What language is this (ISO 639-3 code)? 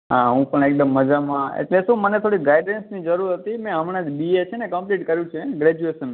guj